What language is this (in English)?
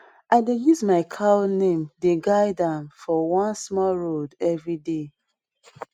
Nigerian Pidgin